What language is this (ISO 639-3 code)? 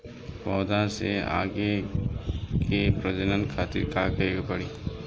bho